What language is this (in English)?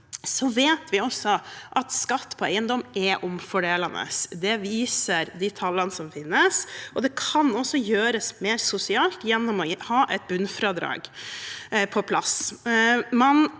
Norwegian